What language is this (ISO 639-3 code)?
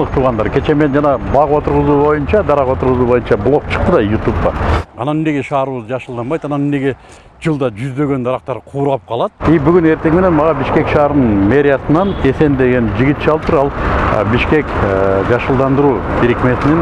tur